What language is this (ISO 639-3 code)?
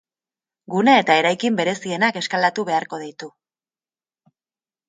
eus